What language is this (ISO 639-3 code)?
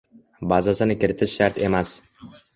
uzb